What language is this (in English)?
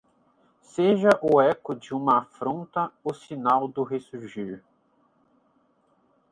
Portuguese